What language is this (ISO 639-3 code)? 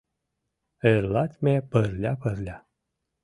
chm